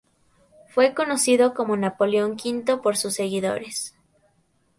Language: Spanish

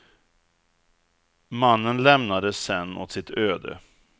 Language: Swedish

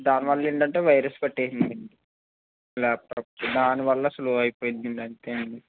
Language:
Telugu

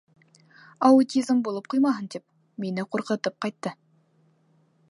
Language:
Bashkir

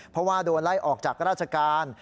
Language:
Thai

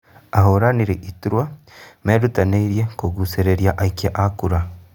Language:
Kikuyu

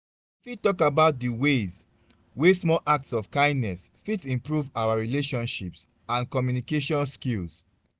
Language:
Nigerian Pidgin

